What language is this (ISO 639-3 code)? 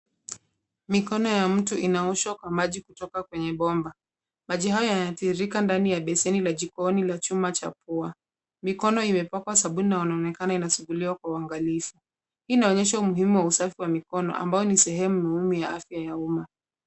swa